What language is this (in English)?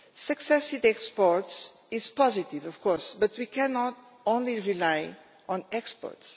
English